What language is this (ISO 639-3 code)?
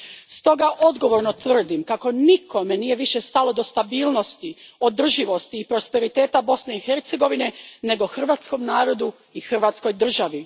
hrv